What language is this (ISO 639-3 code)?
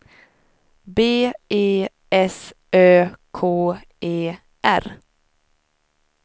swe